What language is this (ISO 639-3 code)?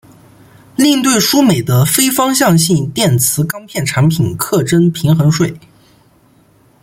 zho